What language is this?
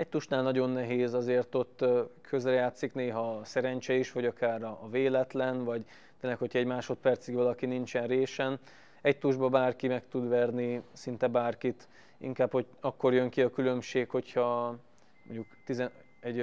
Hungarian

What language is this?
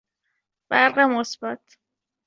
Persian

